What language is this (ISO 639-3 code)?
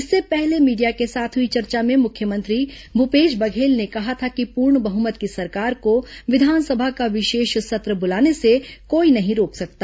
hin